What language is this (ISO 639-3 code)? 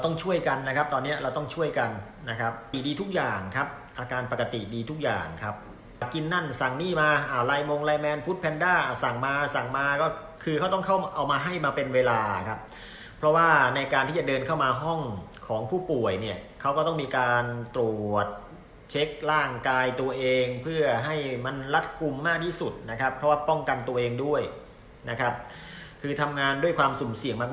tha